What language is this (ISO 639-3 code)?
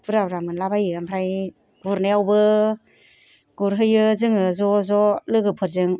brx